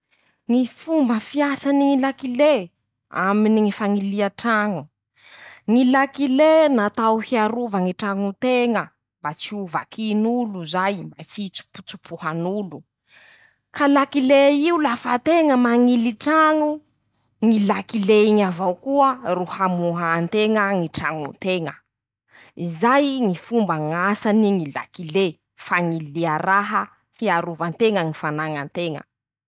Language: Masikoro Malagasy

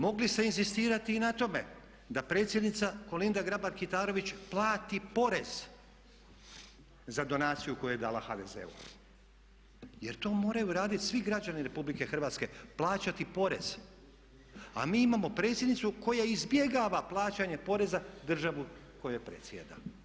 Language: Croatian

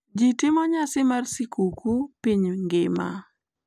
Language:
Luo (Kenya and Tanzania)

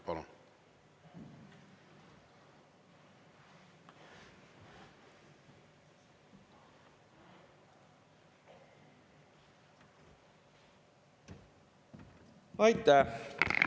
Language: Estonian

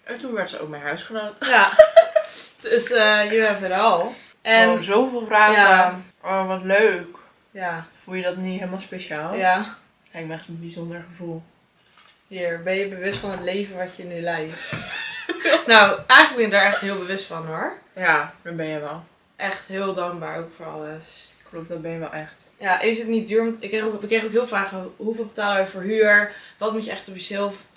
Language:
Dutch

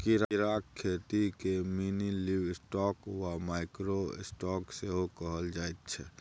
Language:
Maithili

